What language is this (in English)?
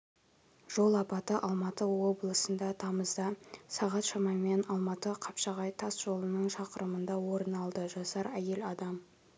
Kazakh